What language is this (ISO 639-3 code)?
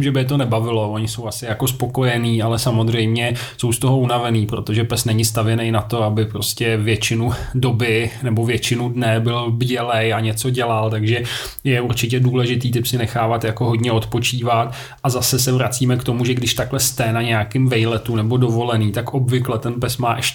ces